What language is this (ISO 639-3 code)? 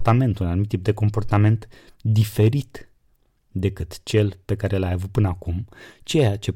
ron